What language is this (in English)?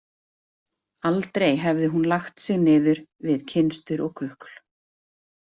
Icelandic